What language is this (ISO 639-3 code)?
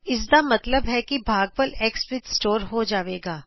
pan